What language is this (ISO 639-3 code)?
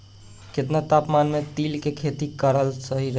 bho